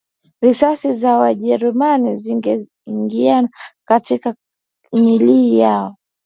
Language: Swahili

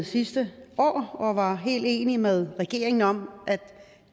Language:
Danish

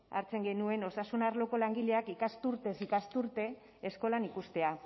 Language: Basque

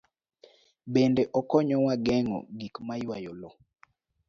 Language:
Luo (Kenya and Tanzania)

